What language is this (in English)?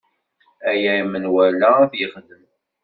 Kabyle